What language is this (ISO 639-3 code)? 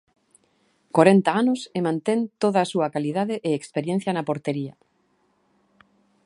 glg